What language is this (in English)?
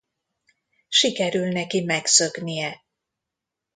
Hungarian